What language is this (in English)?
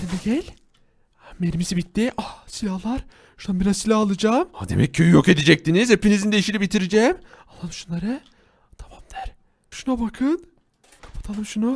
Turkish